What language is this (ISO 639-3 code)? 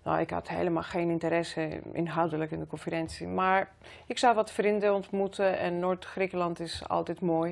nld